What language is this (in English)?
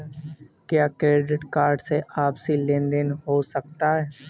Hindi